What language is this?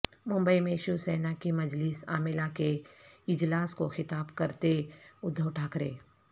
Urdu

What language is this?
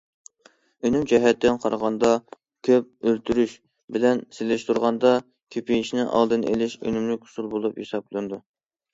Uyghur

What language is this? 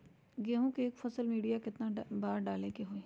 Magahi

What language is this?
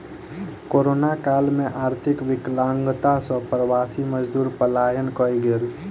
Maithili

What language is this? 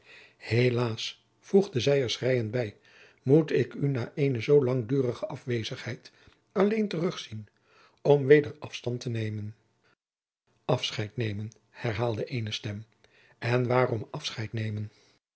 Dutch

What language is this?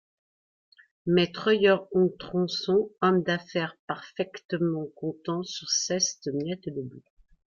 French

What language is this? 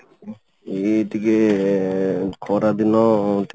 Odia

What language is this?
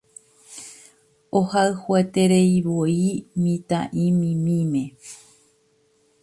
Guarani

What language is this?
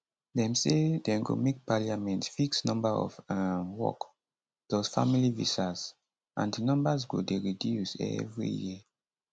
Nigerian Pidgin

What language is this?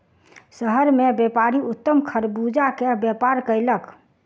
Maithili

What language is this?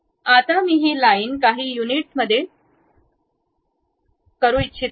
Marathi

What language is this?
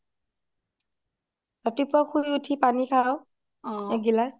Assamese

